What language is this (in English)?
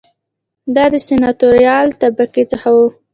Pashto